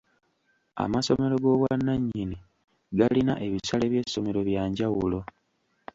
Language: Ganda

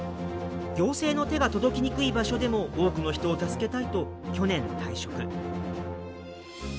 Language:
Japanese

